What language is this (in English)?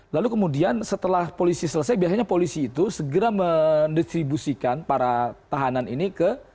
Indonesian